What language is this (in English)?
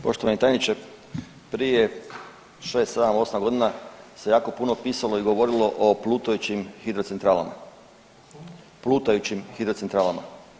Croatian